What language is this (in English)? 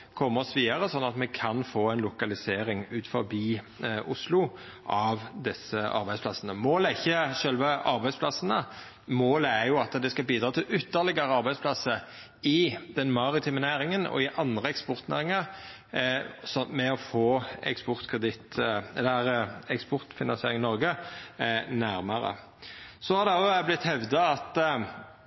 Norwegian Nynorsk